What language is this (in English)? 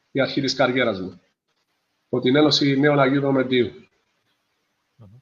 Greek